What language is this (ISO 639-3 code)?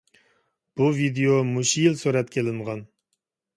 uig